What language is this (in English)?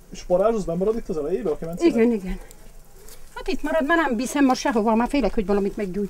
Hungarian